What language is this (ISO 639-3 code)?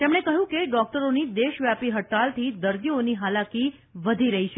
guj